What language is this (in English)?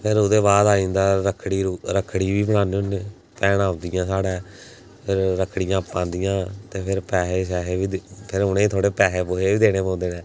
Dogri